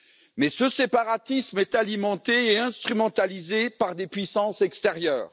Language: French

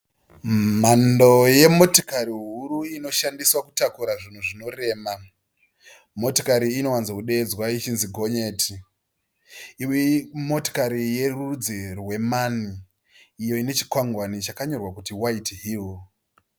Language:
Shona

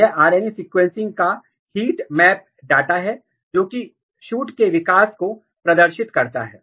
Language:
Hindi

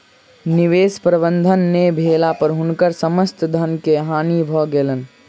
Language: Maithili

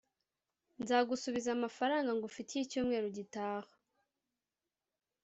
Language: Kinyarwanda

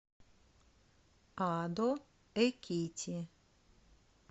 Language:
Russian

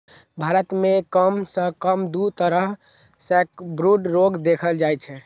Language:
Maithili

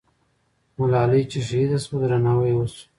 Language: Pashto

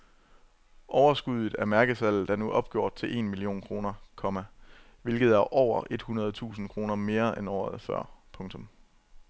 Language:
Danish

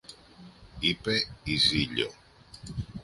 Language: Greek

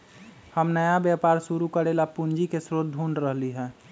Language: Magahi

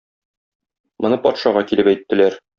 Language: Tatar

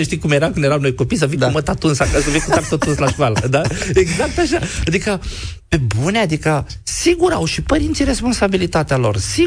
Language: Romanian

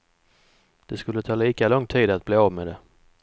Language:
Swedish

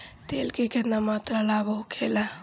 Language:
Bhojpuri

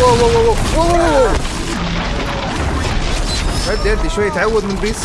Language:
Arabic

